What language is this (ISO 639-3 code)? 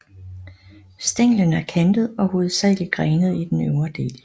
dan